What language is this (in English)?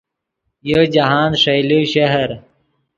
Yidgha